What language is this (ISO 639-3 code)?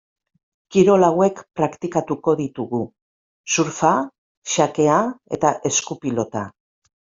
eus